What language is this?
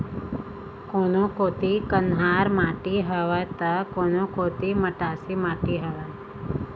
Chhattisgarhi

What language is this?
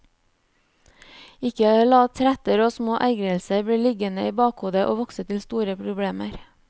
Norwegian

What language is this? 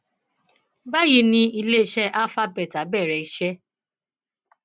Yoruba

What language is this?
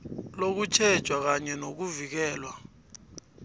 South Ndebele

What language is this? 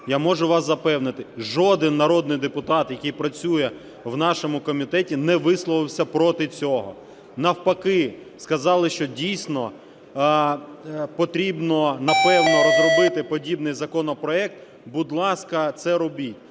Ukrainian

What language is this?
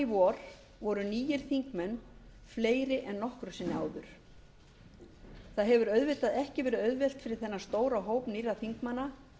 Icelandic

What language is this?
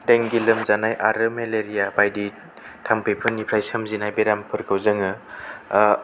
Bodo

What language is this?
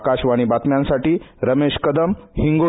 Marathi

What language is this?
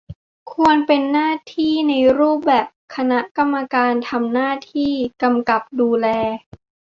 Thai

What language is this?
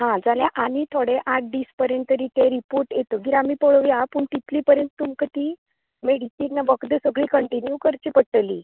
Konkani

